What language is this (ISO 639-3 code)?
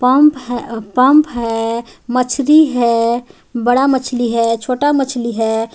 hin